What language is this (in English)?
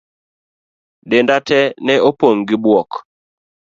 Luo (Kenya and Tanzania)